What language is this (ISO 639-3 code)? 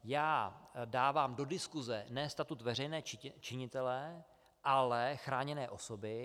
ces